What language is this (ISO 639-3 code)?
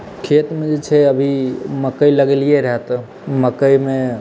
mai